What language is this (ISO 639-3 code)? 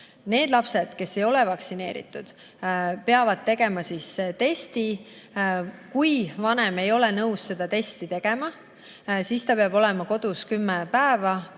est